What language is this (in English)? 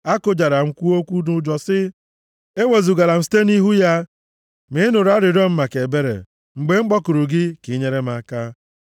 Igbo